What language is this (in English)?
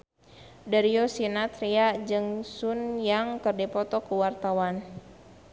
Sundanese